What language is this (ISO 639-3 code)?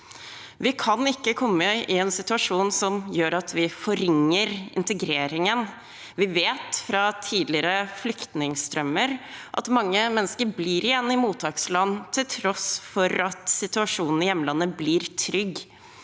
nor